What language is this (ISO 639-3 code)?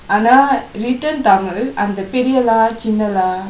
eng